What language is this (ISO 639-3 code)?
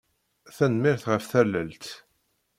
kab